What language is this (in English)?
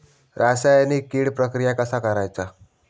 Marathi